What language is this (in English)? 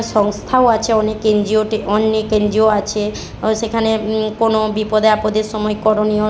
Bangla